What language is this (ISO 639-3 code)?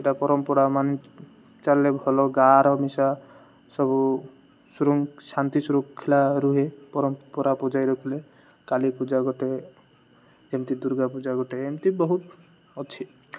ori